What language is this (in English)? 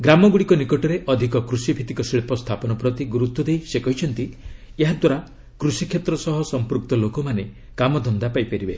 Odia